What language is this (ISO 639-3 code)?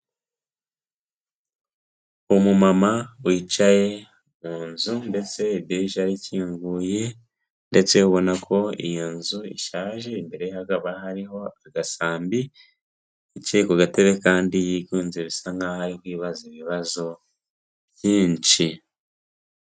kin